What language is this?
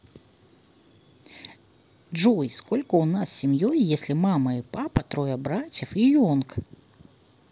Russian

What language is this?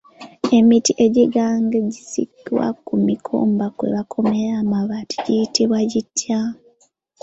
Ganda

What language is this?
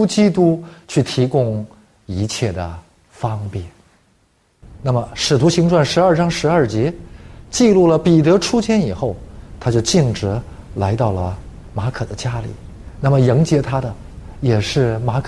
Chinese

